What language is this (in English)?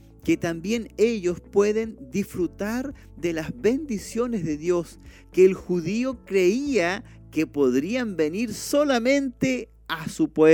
Spanish